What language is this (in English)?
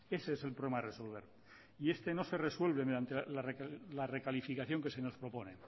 Spanish